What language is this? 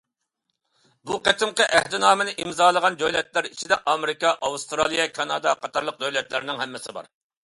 Uyghur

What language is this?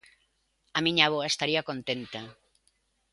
Galician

